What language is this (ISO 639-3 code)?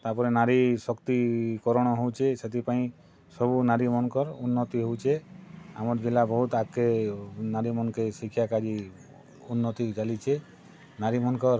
ori